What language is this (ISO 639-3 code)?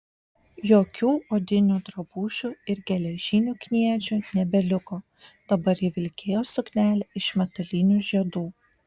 lit